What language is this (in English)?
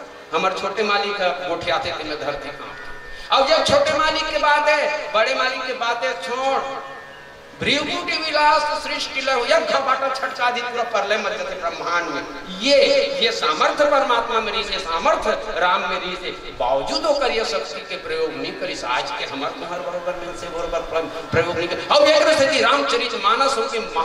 Hindi